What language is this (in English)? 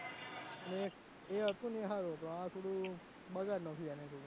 Gujarati